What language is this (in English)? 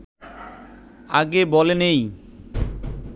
Bangla